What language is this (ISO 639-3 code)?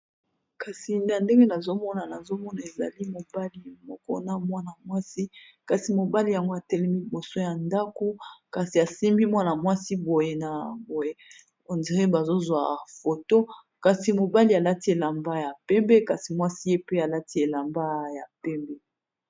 lin